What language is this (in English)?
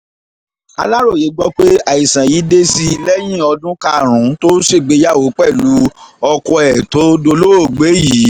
Yoruba